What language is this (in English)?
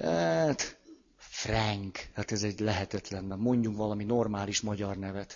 Hungarian